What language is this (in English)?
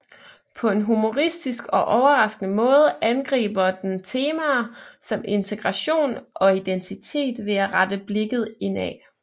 Danish